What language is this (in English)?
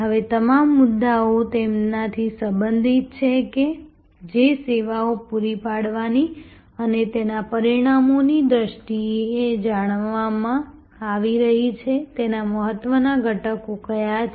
Gujarati